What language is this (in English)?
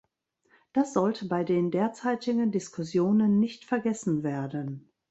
German